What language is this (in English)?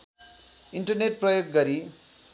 Nepali